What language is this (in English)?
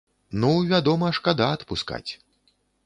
Belarusian